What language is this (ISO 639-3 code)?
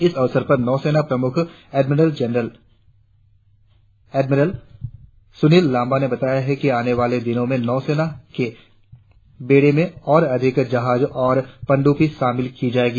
hin